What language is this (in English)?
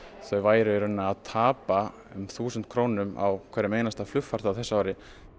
Icelandic